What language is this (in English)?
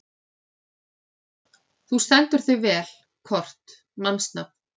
Icelandic